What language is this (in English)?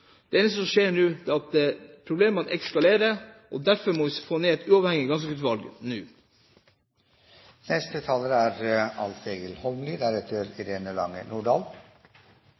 Norwegian